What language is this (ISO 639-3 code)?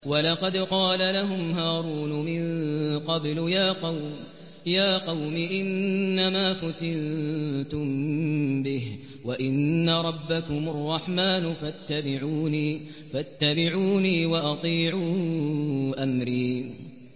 ara